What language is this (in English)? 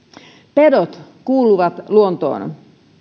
Finnish